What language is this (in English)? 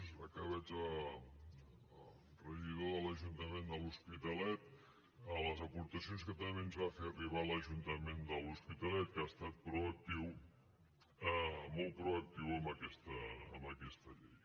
Catalan